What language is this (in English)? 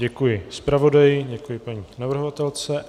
Czech